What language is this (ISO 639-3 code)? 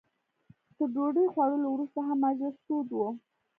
pus